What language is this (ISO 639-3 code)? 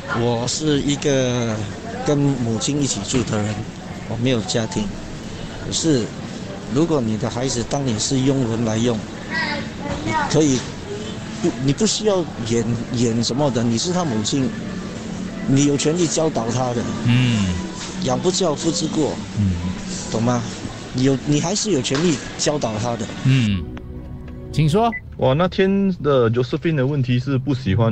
zho